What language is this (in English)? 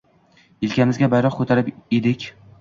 Uzbek